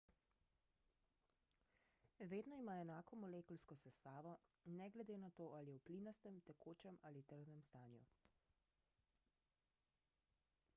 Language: Slovenian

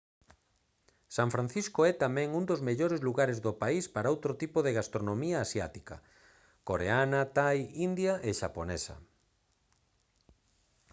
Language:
Galician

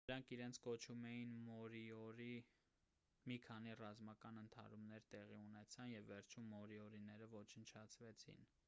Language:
Armenian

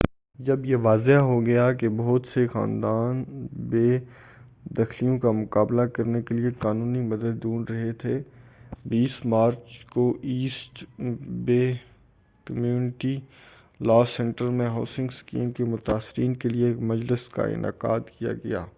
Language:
Urdu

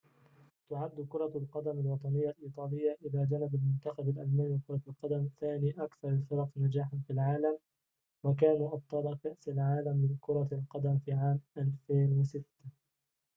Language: Arabic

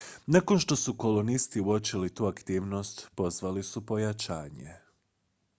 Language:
Croatian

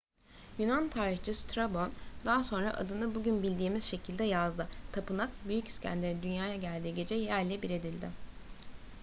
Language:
Turkish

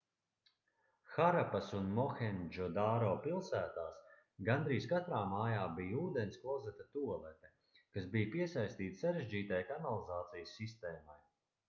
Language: Latvian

